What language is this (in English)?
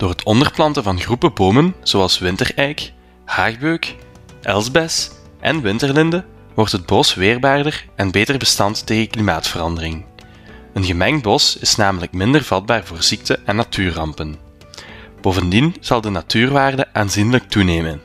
Dutch